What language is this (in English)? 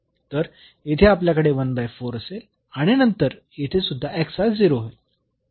Marathi